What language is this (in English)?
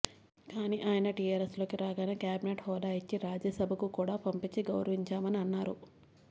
Telugu